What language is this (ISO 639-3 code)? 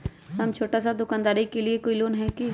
mag